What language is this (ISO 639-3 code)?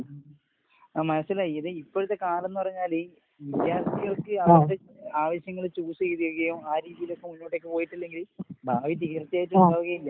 mal